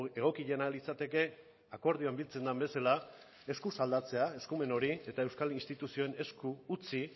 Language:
Basque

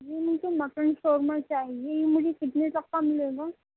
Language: Urdu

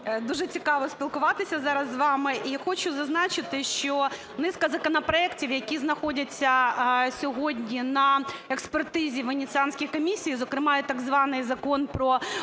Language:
Ukrainian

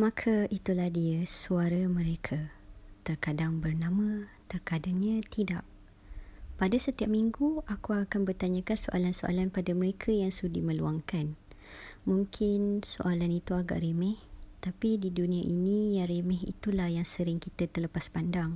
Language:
Malay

